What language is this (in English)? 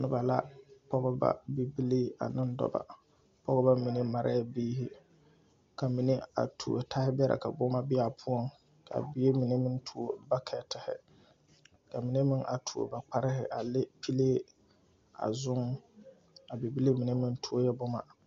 Southern Dagaare